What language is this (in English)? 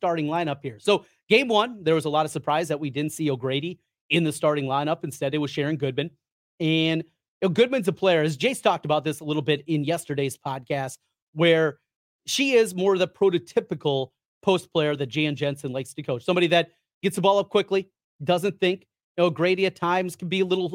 English